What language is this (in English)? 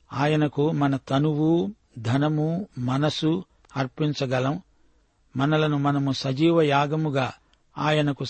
Telugu